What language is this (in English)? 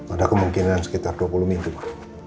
Indonesian